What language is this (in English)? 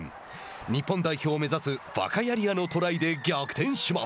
Japanese